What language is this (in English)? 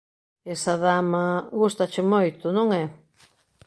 Galician